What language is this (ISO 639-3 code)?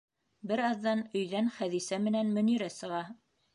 bak